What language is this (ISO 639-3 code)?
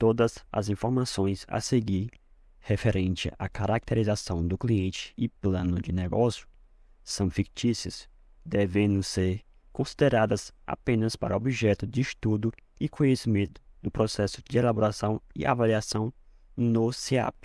por